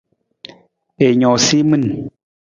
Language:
Nawdm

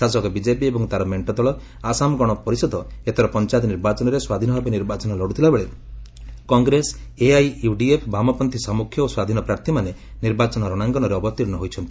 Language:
Odia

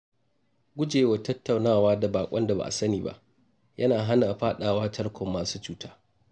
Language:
Hausa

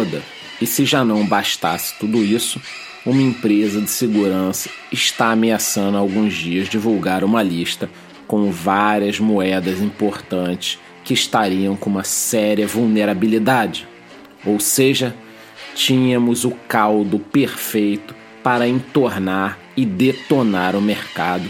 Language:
Portuguese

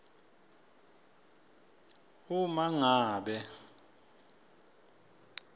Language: Swati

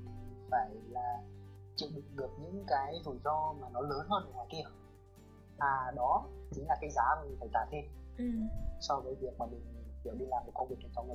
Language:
Vietnamese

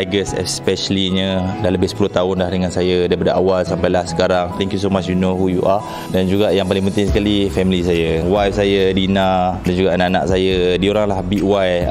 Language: Malay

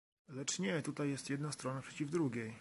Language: Polish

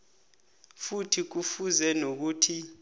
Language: South Ndebele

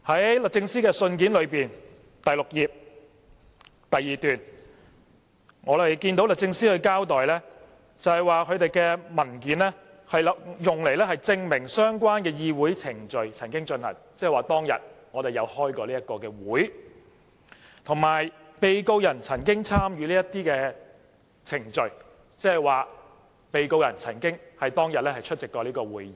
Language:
Cantonese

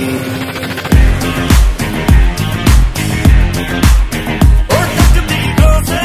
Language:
Arabic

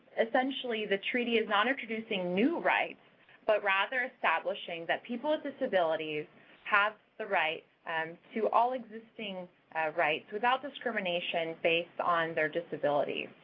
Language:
English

